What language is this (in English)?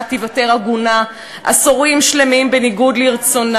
Hebrew